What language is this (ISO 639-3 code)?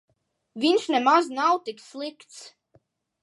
lav